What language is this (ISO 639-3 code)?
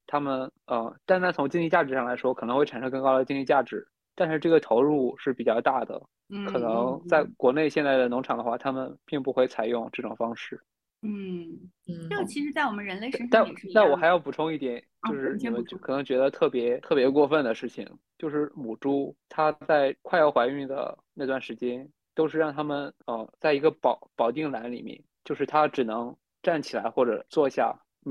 zho